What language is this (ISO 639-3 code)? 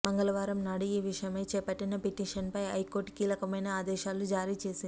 tel